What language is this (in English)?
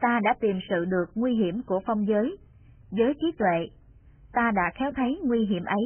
Vietnamese